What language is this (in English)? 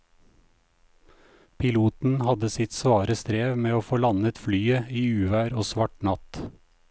Norwegian